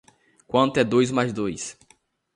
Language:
Portuguese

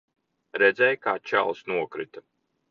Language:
Latvian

